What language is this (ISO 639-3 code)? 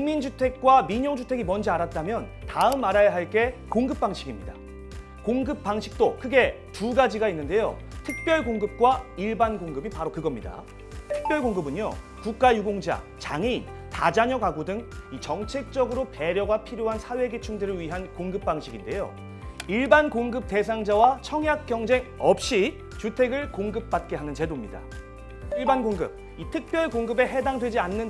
kor